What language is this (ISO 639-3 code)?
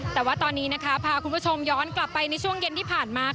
tha